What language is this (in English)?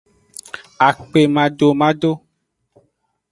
Aja (Benin)